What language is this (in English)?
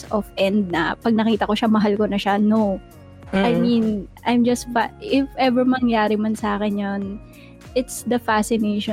Filipino